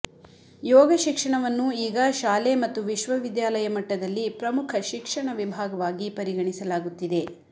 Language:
Kannada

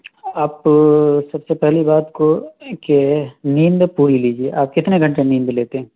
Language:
Urdu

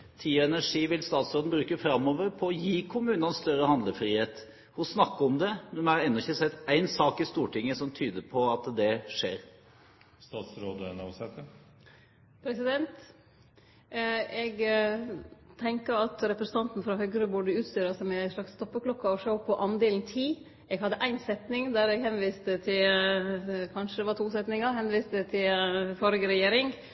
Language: Norwegian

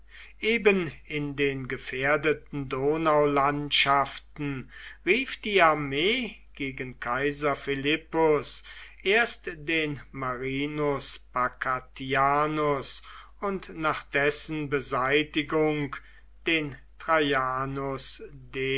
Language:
German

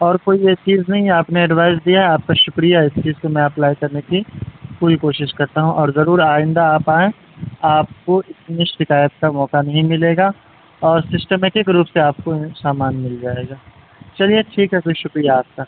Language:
Urdu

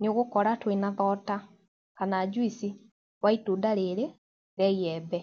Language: Kikuyu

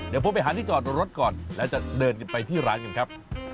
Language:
Thai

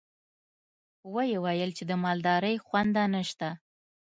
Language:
Pashto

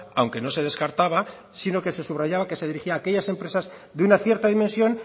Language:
Spanish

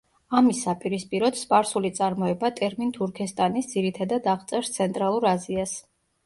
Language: Georgian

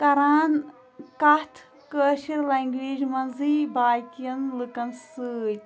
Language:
Kashmiri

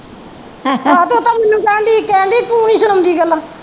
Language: Punjabi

